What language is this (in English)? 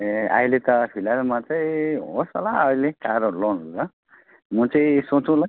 Nepali